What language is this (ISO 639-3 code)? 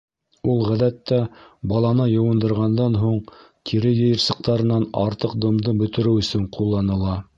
bak